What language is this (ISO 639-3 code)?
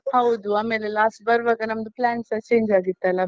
kan